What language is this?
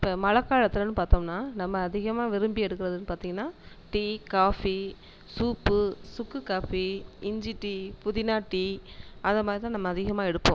Tamil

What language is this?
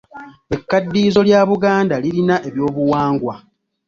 Ganda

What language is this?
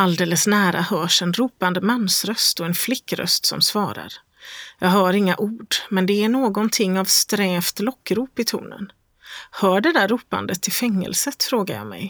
Swedish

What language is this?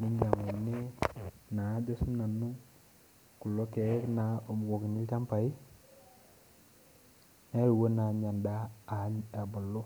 Masai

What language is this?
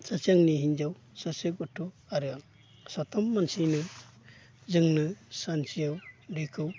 Bodo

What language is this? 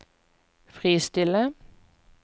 Norwegian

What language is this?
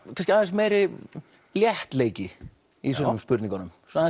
Icelandic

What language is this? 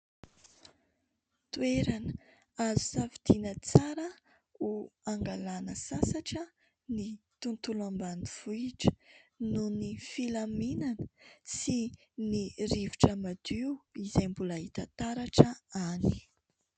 Malagasy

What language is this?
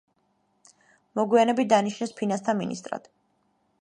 Georgian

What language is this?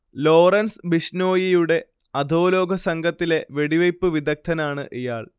Malayalam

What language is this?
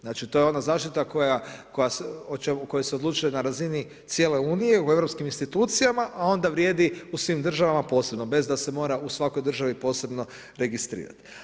Croatian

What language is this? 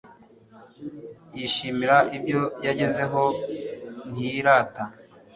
Kinyarwanda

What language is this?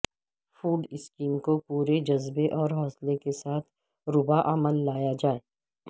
Urdu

